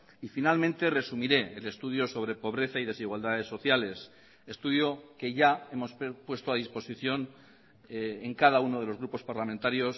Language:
Spanish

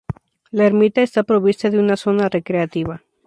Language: Spanish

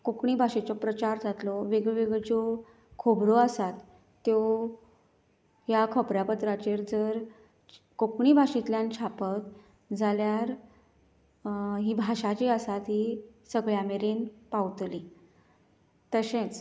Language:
Konkani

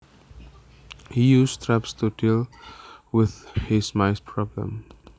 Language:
Javanese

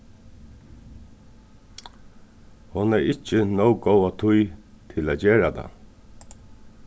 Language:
Faroese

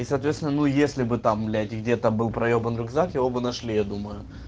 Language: Russian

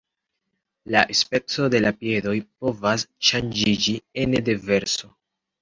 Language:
Esperanto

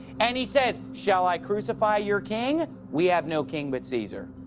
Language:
English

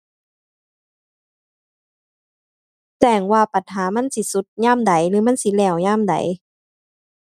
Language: Thai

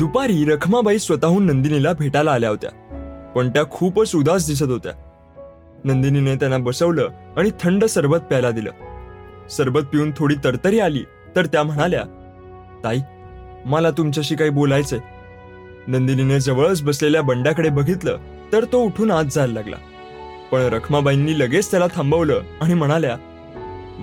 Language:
Marathi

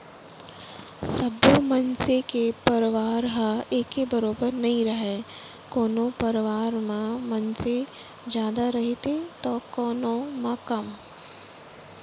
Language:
Chhattisgarhi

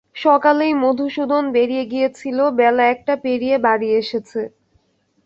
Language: Bangla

